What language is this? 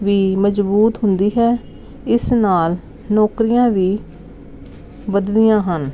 Punjabi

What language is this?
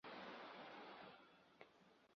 Chinese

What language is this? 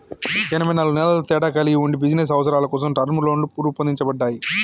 Telugu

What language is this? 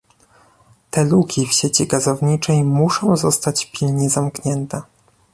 Polish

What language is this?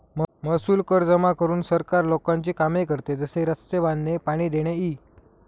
Marathi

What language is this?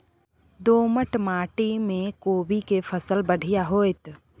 Maithili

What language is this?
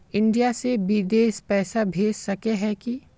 Magahi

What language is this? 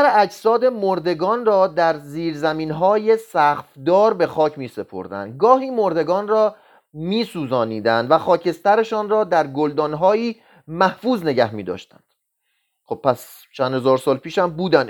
Persian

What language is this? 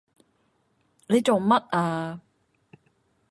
Cantonese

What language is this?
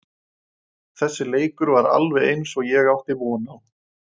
Icelandic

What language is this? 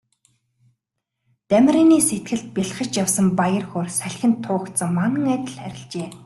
Mongolian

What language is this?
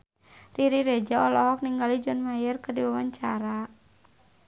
Sundanese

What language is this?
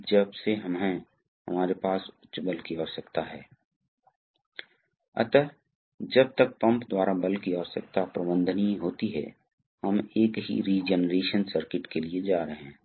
Hindi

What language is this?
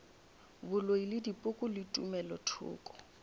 Northern Sotho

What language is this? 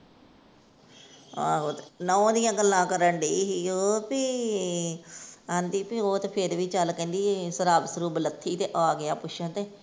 Punjabi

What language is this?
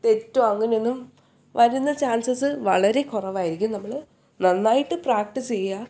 Malayalam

